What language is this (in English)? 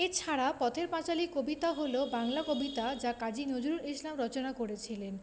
Bangla